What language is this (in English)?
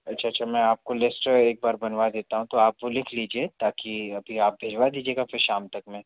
Hindi